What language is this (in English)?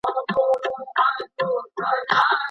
Pashto